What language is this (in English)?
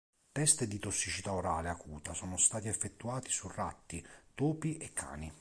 Italian